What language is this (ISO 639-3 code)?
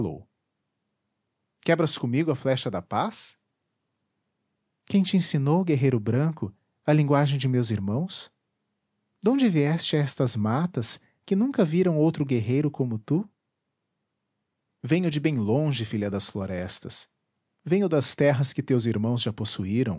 por